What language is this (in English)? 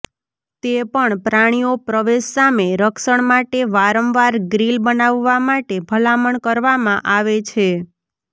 Gujarati